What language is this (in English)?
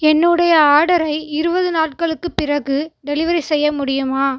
Tamil